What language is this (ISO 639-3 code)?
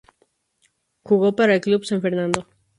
spa